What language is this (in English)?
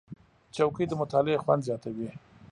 Pashto